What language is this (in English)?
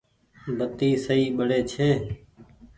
Goaria